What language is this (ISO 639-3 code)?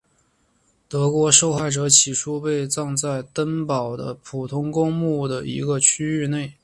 zho